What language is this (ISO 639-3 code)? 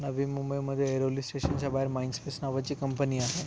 mar